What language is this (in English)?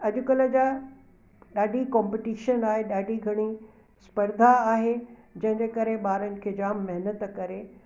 Sindhi